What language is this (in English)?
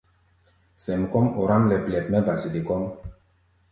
Gbaya